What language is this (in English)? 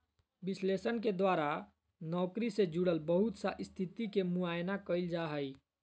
Magahi